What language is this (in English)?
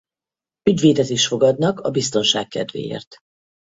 Hungarian